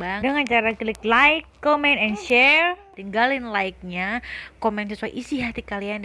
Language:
Indonesian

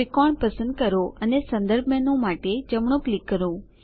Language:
Gujarati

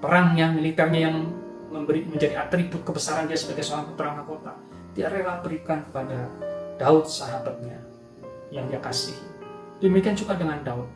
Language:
Indonesian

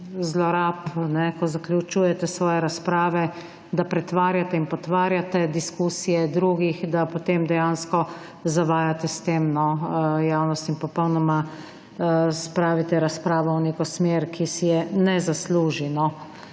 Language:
Slovenian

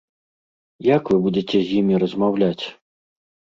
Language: Belarusian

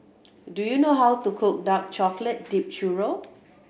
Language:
English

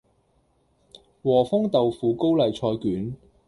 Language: Cantonese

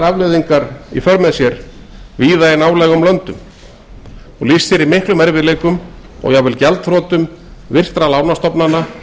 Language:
Icelandic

